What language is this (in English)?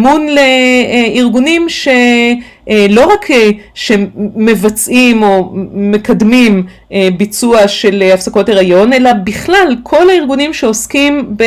Hebrew